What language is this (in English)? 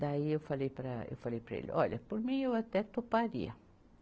Portuguese